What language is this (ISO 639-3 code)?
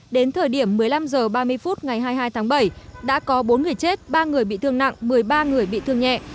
vie